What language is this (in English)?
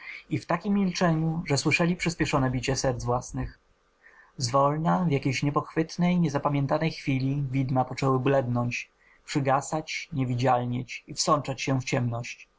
Polish